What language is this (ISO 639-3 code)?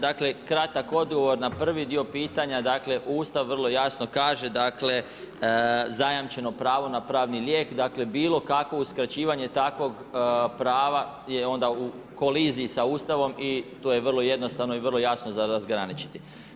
hrv